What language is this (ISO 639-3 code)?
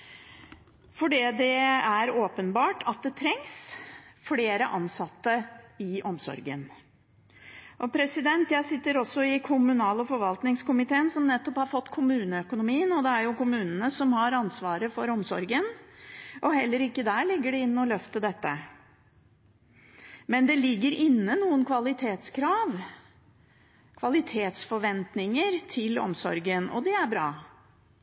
nob